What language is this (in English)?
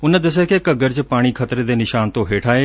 Punjabi